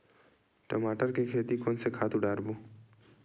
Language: Chhattisgarhi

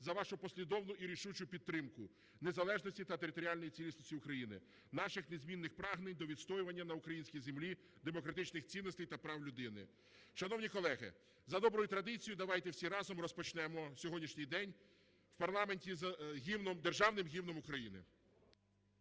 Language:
Ukrainian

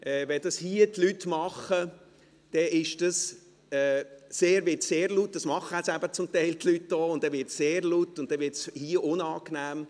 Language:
Swiss German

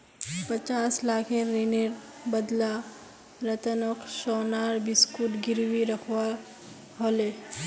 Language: Magahi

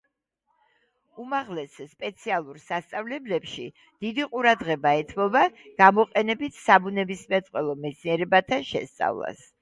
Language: Georgian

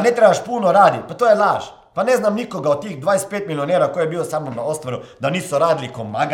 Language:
Croatian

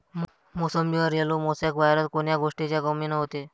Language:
Marathi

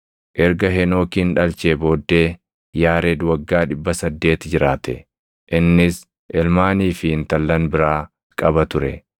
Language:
Oromo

